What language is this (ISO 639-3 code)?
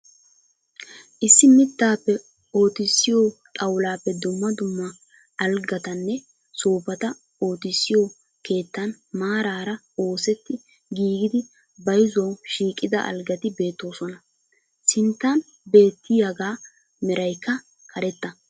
wal